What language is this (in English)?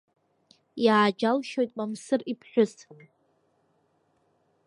Abkhazian